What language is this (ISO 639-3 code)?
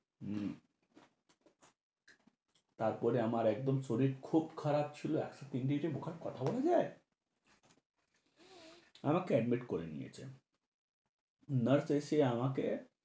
ben